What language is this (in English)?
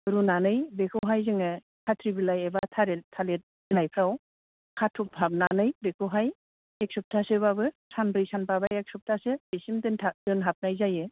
Bodo